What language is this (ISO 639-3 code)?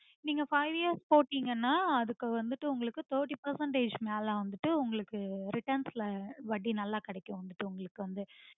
tam